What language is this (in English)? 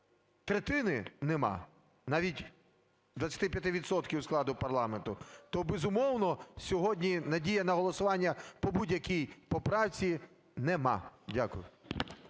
Ukrainian